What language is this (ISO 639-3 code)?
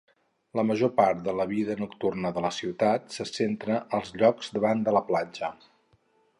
cat